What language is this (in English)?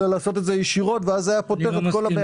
Hebrew